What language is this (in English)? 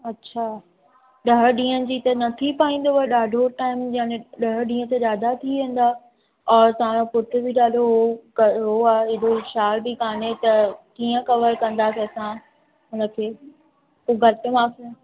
Sindhi